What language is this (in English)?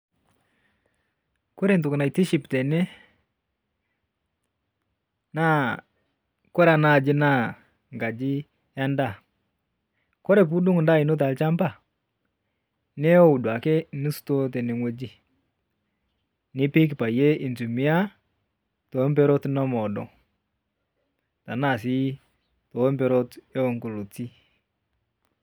Masai